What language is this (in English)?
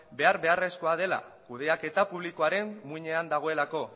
Basque